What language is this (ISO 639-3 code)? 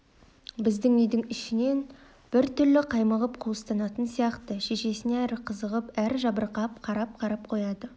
kaz